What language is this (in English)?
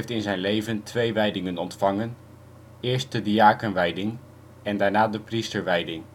Dutch